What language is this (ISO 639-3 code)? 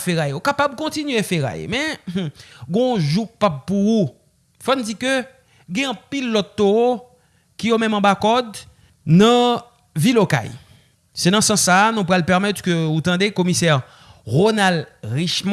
fra